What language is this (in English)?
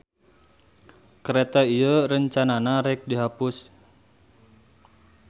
Sundanese